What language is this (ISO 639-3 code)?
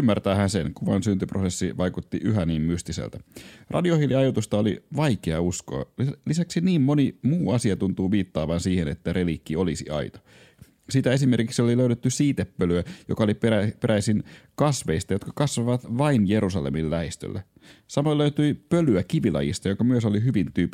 fin